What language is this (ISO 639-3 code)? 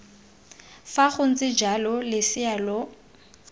tsn